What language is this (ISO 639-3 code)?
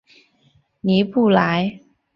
zho